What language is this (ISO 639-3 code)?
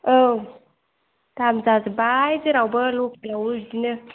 brx